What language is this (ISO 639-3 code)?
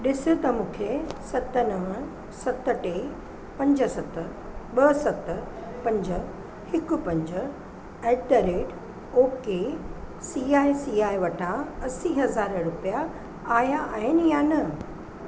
snd